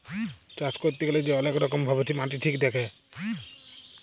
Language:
Bangla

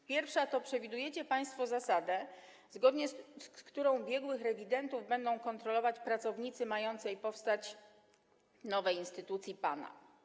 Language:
Polish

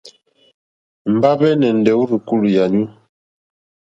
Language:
Mokpwe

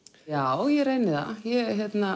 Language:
Icelandic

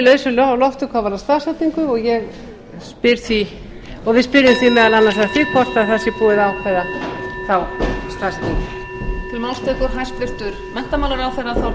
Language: Icelandic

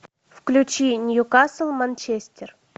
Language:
Russian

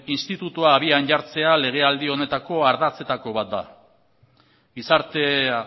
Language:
Basque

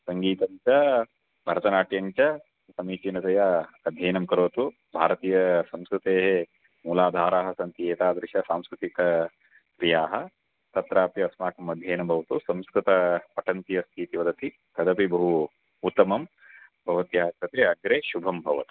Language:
Sanskrit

